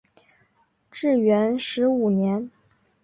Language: Chinese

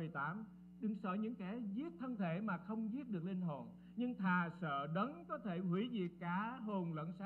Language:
Vietnamese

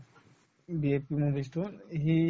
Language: Assamese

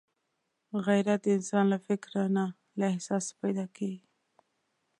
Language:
Pashto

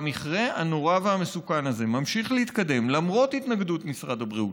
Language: Hebrew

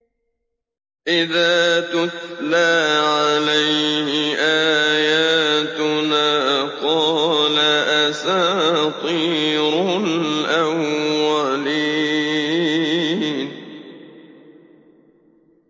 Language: Arabic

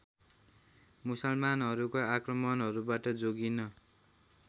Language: Nepali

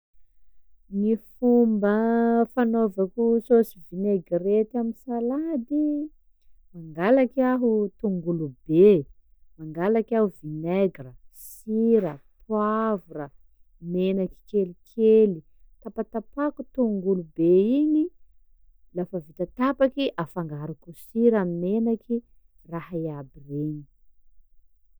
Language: Sakalava Malagasy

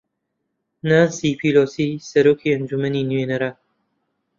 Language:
Central Kurdish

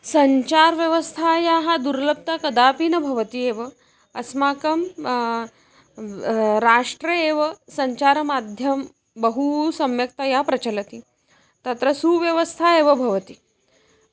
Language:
Sanskrit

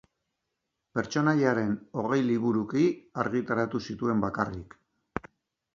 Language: Basque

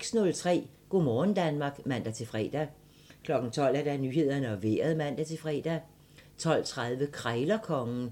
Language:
Danish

